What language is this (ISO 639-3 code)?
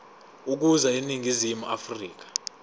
zul